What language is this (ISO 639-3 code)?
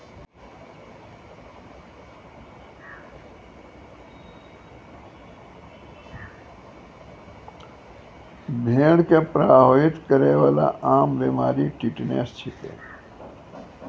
mai